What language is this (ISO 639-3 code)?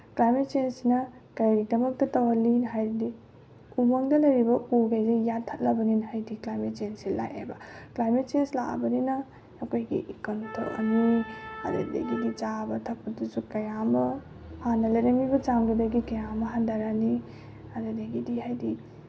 mni